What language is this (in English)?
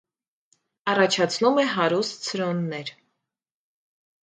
Armenian